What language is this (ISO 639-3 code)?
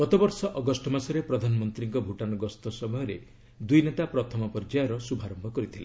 ori